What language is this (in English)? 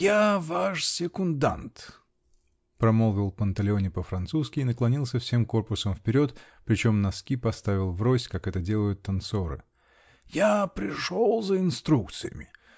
Russian